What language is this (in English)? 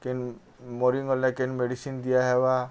Odia